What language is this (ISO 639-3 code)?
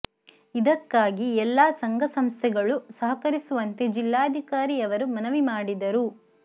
kan